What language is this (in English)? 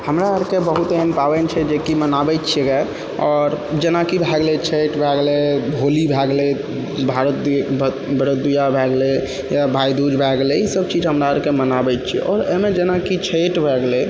Maithili